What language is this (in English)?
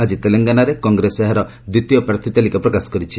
Odia